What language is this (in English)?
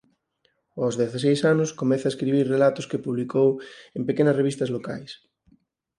Galician